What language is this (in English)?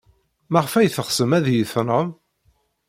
Kabyle